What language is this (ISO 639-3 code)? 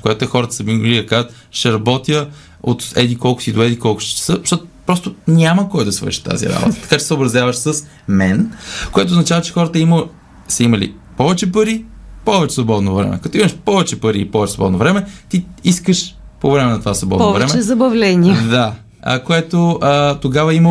bul